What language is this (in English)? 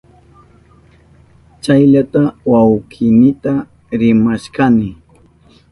Southern Pastaza Quechua